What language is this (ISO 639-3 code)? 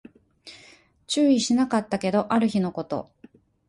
jpn